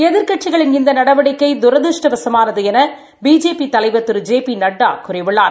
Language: Tamil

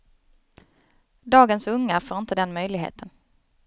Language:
Swedish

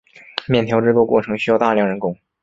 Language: Chinese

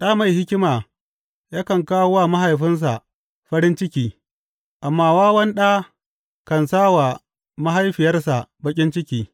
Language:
Hausa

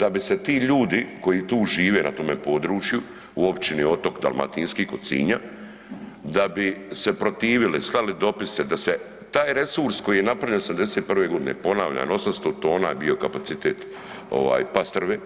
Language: Croatian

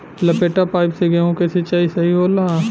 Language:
Bhojpuri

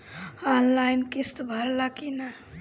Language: Bhojpuri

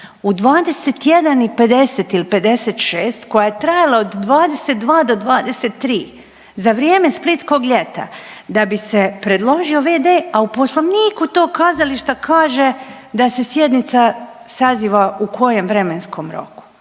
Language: Croatian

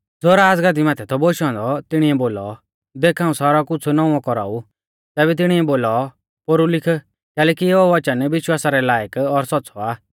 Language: Mahasu Pahari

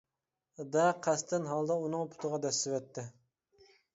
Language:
Uyghur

